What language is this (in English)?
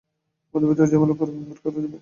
Bangla